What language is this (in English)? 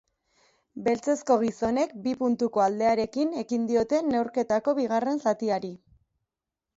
Basque